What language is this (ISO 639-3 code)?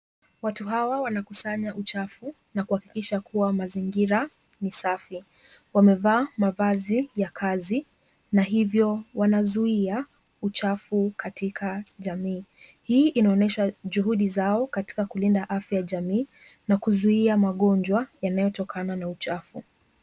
swa